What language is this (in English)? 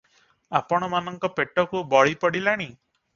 Odia